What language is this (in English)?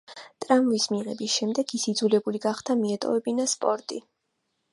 Georgian